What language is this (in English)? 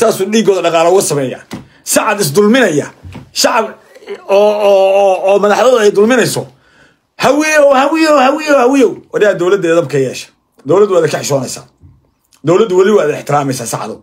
Arabic